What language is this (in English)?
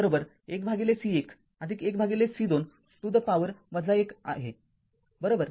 Marathi